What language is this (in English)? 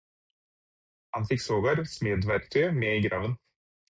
Norwegian Bokmål